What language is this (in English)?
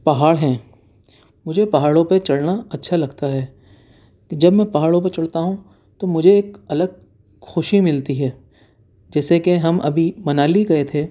Urdu